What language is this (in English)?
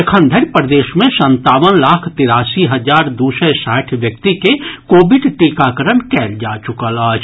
Maithili